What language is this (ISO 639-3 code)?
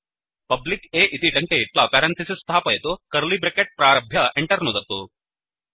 san